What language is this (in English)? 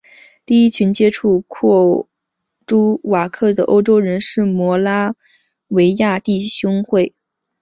Chinese